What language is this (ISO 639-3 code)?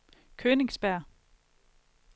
dan